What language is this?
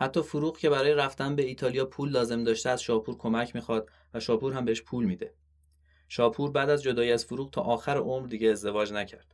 Persian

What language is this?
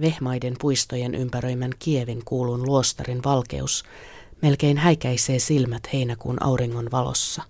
Finnish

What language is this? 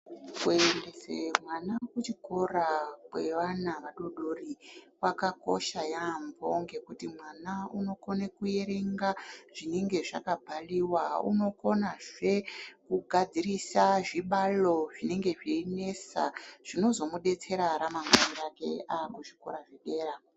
Ndau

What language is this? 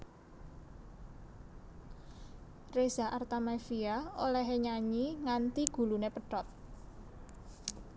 Javanese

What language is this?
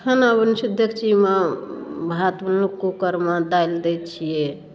Maithili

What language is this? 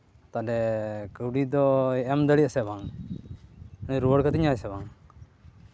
Santali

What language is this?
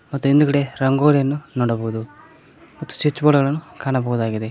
Kannada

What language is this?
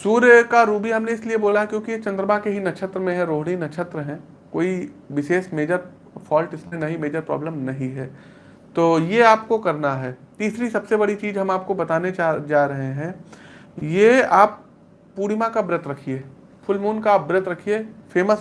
Hindi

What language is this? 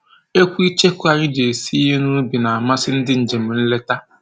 Igbo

